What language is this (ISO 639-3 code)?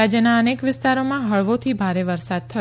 guj